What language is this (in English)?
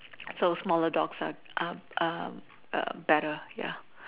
English